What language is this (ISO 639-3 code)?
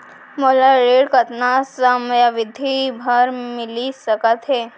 hne